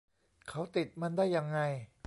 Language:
Thai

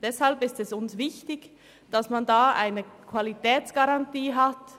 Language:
Swiss German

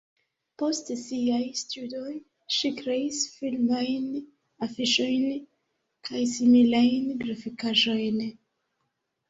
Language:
Esperanto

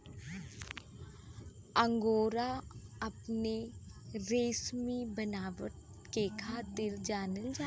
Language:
Bhojpuri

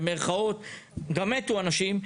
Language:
Hebrew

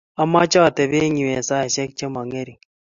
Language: Kalenjin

